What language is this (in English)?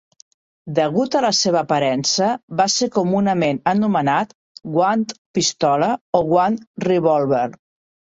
Catalan